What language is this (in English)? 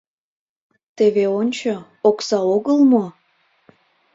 Mari